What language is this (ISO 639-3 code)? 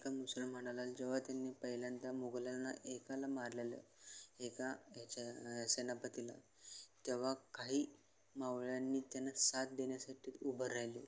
mar